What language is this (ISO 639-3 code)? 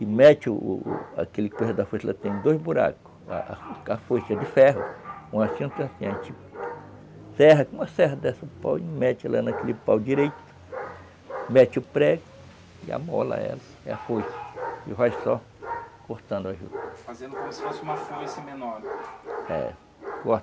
por